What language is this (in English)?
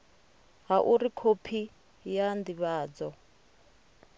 Venda